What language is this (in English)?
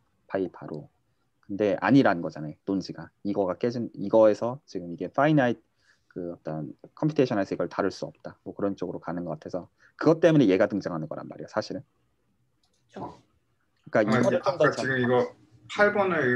Korean